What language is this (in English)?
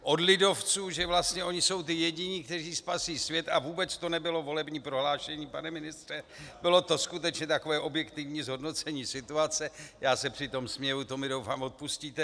Czech